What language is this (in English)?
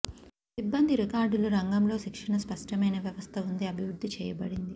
Telugu